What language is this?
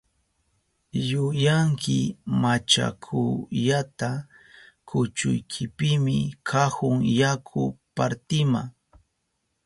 Southern Pastaza Quechua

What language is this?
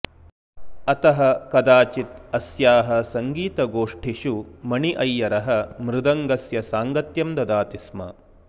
Sanskrit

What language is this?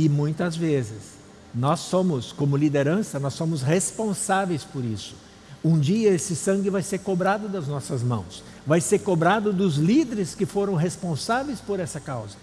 Portuguese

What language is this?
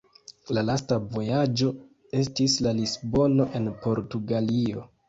Esperanto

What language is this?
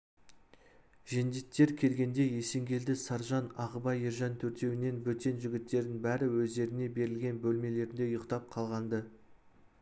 Kazakh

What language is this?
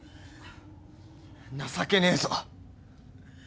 Japanese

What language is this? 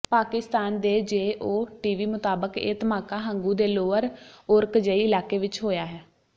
Punjabi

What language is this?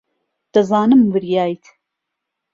Central Kurdish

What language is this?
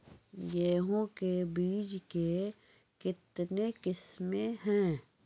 Maithili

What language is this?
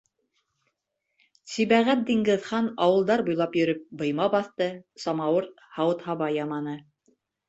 Bashkir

